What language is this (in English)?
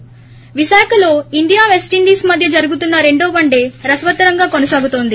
Telugu